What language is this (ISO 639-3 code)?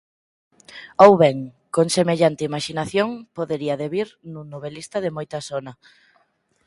glg